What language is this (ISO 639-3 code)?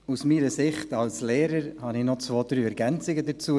gsw